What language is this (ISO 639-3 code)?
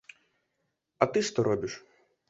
bel